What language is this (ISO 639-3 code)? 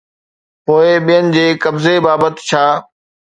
snd